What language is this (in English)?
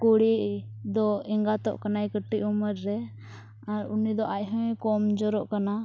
Santali